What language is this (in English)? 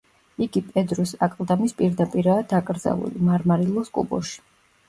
Georgian